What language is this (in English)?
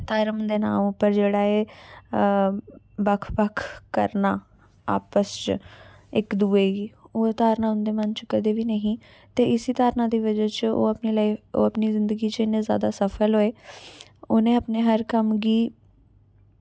Dogri